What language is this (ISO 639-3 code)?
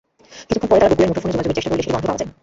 ben